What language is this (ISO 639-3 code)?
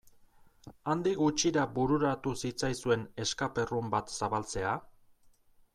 eus